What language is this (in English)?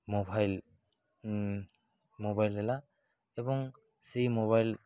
Odia